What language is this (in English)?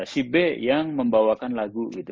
Indonesian